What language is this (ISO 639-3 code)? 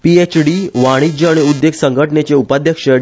kok